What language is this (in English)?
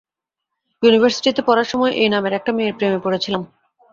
Bangla